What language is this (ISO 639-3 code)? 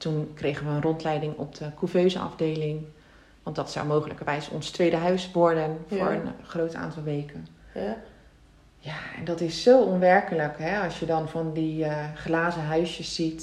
nld